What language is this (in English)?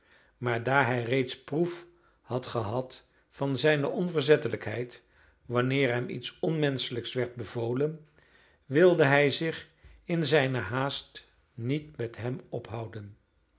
Dutch